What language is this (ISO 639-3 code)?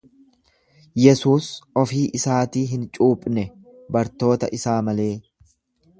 orm